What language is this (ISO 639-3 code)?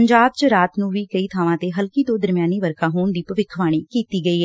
pan